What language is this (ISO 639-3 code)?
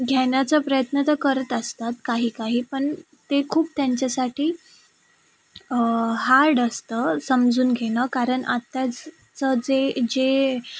mar